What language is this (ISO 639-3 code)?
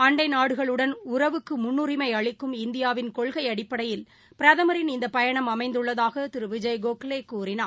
tam